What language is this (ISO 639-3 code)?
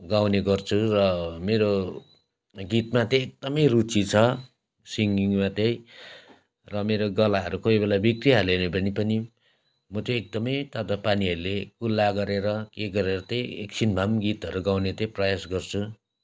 nep